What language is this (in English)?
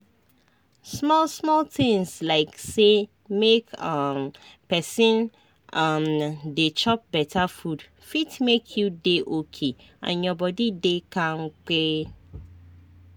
Nigerian Pidgin